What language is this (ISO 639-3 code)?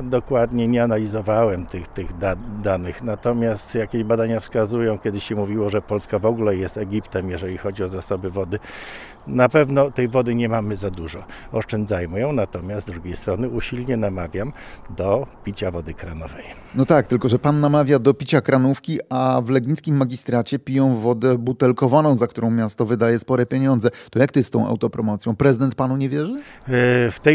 pol